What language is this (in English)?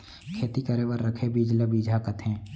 Chhattisgarhi